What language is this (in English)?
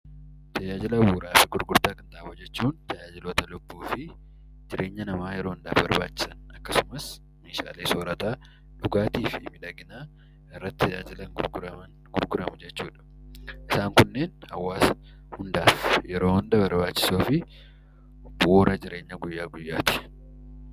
Oromo